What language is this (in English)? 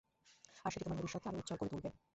Bangla